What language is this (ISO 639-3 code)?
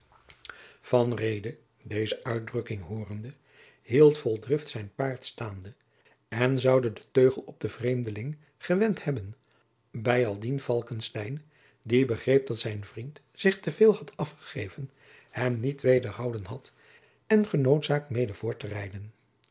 nld